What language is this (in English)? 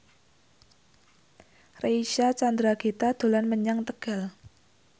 Javanese